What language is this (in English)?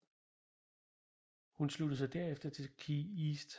Danish